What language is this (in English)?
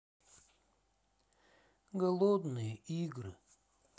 Russian